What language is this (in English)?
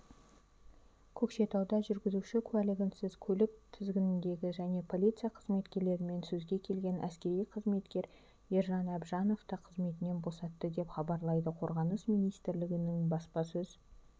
Kazakh